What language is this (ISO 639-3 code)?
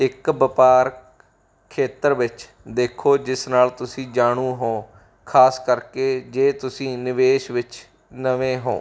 pan